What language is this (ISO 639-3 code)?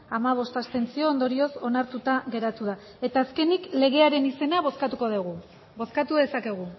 eus